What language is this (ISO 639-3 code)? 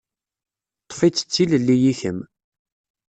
kab